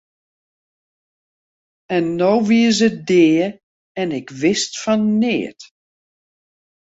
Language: Western Frisian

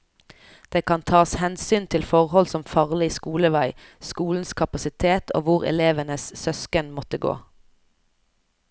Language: Norwegian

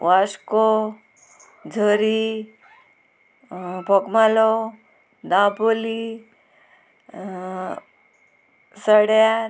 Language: Konkani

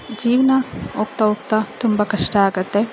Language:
Kannada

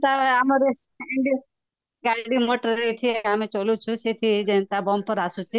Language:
Odia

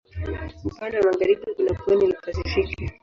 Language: Swahili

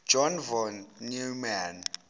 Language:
Zulu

